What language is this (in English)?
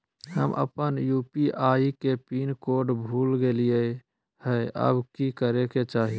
Magahi